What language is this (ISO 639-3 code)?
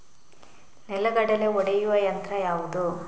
kan